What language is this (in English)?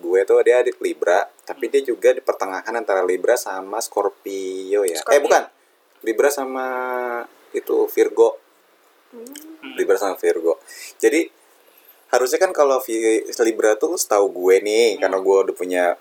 Indonesian